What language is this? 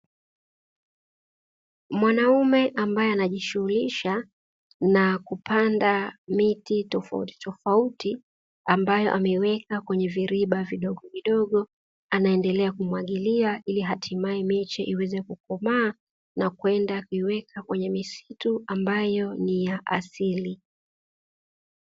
Swahili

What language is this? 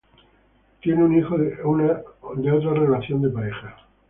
Spanish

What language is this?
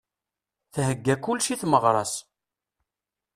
Kabyle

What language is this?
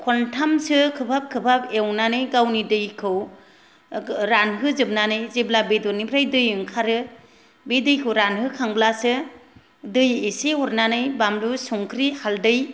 Bodo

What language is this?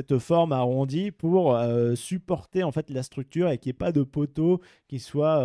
French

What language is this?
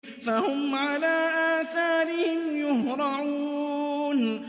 Arabic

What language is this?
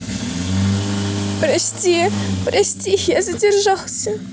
Russian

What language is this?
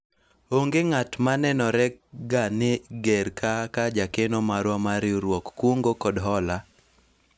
Luo (Kenya and Tanzania)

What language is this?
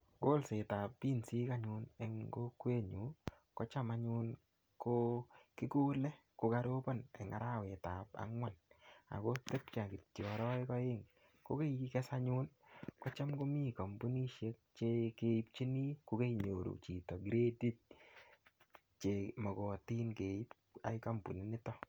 Kalenjin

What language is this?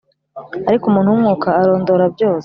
Kinyarwanda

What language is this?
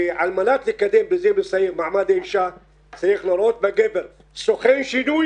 Hebrew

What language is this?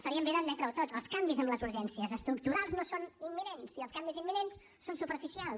Catalan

